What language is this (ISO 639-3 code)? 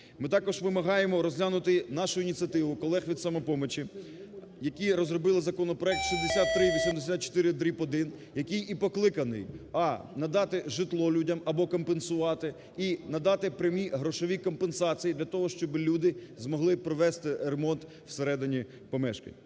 ukr